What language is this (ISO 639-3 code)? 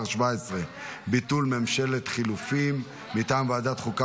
heb